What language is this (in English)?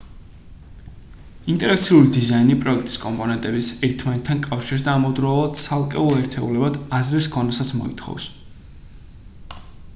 Georgian